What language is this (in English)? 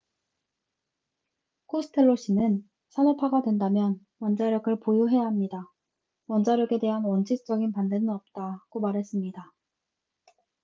Korean